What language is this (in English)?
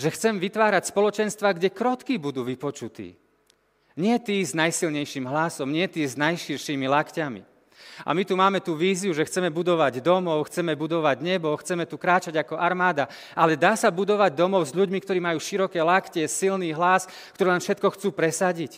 Slovak